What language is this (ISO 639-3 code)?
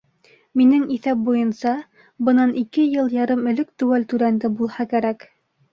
bak